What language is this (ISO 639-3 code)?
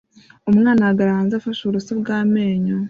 kin